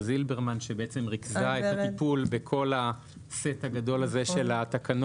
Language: Hebrew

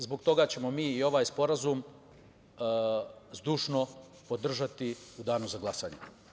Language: Serbian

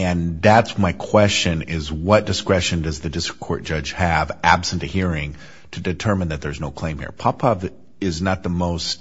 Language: English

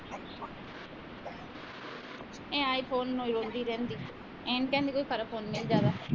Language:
Punjabi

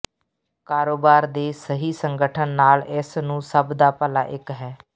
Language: Punjabi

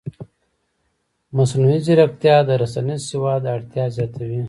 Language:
Pashto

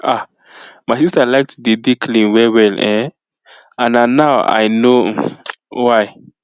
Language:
Nigerian Pidgin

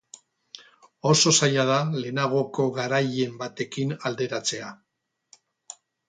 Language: Basque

